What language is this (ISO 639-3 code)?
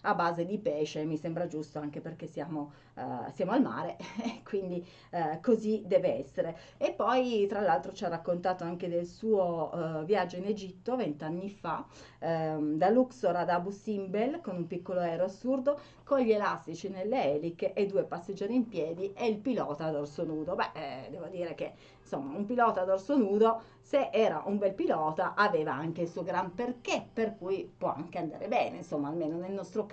ita